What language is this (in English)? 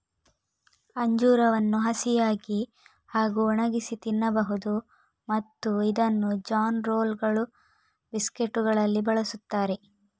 Kannada